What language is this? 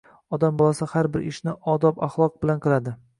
Uzbek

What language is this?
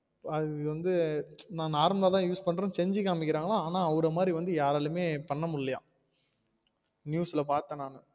Tamil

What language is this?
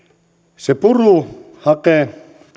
Finnish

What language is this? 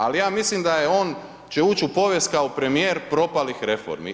Croatian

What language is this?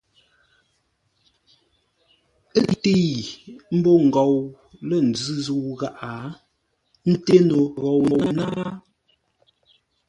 Ngombale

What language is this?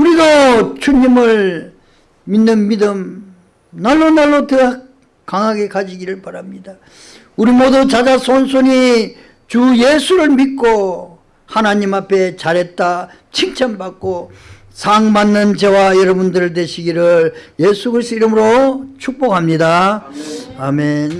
Korean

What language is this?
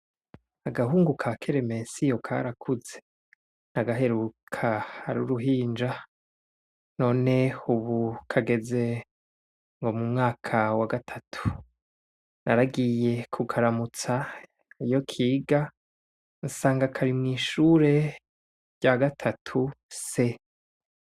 Rundi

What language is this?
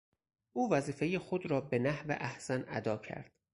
Persian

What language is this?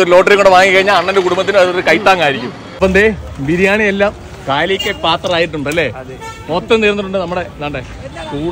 Malayalam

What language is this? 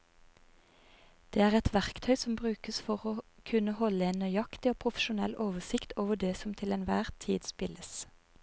Norwegian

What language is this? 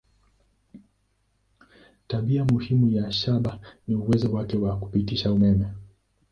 Swahili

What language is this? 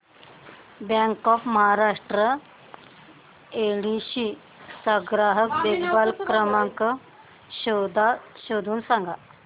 Marathi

